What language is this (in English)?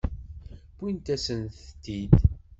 Kabyle